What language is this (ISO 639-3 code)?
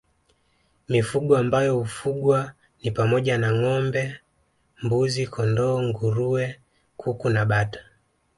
swa